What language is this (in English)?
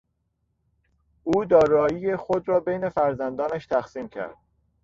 Persian